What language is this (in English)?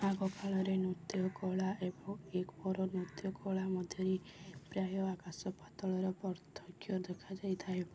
Odia